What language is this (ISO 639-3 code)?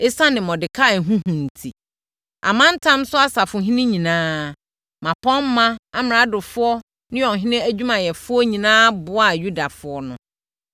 aka